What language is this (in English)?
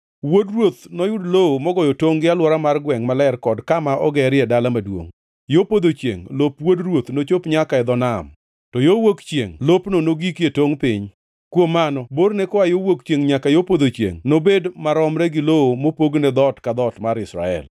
Luo (Kenya and Tanzania)